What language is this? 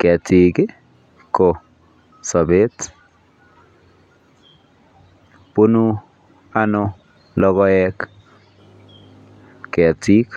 Kalenjin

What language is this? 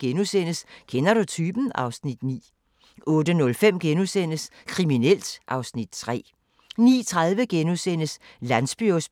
Danish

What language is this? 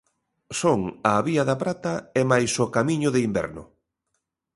Galician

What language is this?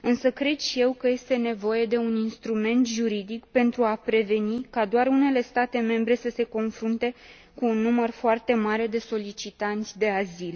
Romanian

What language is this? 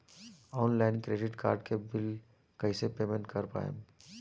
Bhojpuri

